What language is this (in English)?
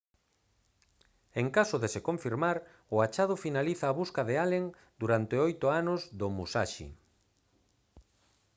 Galician